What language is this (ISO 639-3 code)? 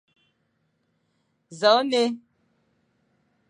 fan